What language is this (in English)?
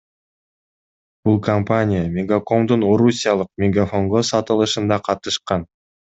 Kyrgyz